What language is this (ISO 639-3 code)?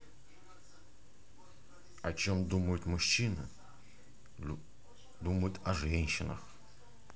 rus